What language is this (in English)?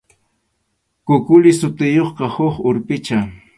Arequipa-La Unión Quechua